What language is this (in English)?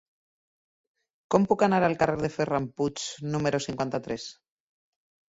Catalan